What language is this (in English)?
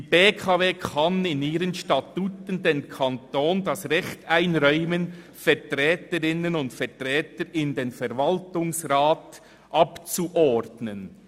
Swiss German